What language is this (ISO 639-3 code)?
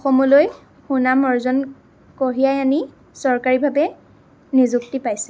asm